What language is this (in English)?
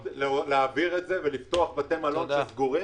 Hebrew